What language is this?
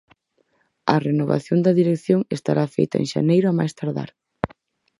Galician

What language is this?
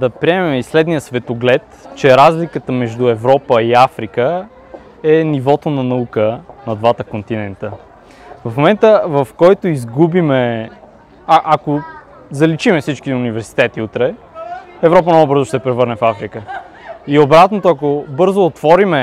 Bulgarian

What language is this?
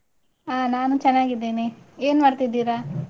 Kannada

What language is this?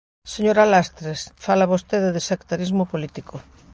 Galician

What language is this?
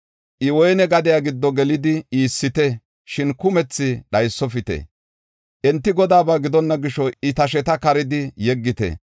Gofa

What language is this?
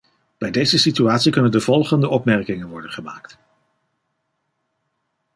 Dutch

